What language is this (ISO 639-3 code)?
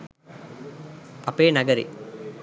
sin